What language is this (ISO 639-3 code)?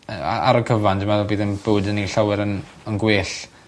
cym